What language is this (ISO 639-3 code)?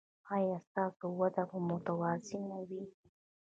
pus